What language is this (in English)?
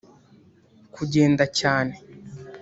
Kinyarwanda